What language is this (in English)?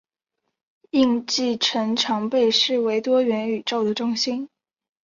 Chinese